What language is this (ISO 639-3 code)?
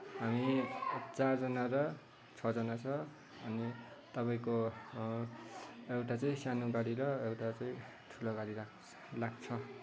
nep